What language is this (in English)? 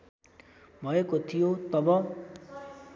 Nepali